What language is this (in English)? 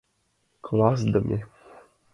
Mari